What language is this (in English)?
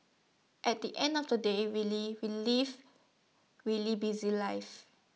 English